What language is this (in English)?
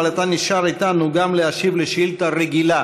Hebrew